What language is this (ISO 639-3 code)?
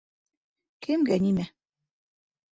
bak